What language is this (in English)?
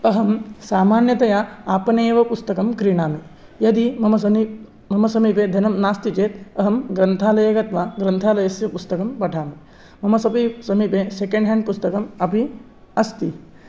Sanskrit